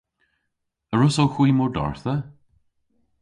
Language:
Cornish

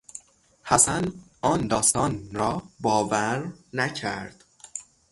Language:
Persian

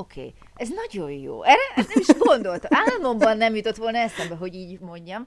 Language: Hungarian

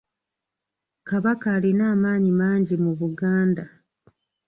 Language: Ganda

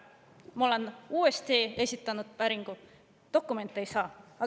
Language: Estonian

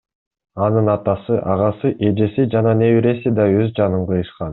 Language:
Kyrgyz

